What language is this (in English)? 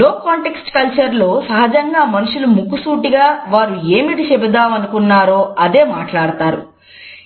Telugu